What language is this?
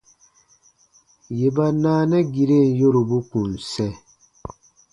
Baatonum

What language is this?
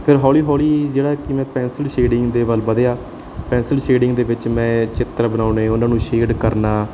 Punjabi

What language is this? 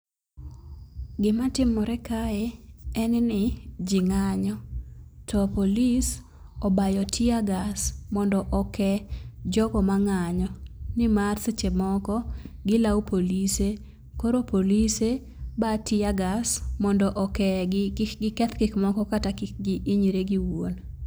Luo (Kenya and Tanzania)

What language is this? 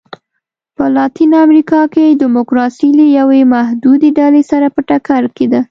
Pashto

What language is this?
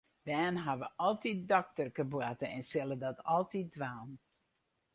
Western Frisian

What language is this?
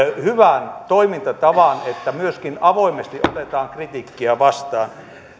Finnish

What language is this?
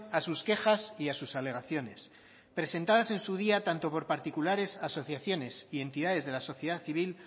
Spanish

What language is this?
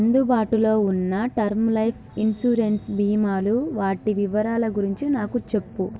Telugu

